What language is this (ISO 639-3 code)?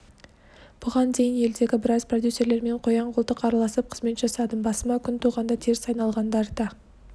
kaz